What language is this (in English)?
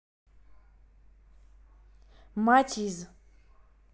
Russian